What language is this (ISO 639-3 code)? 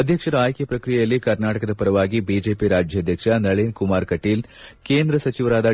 kan